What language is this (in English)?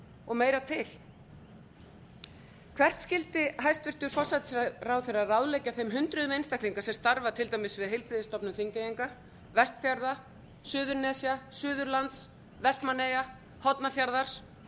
Icelandic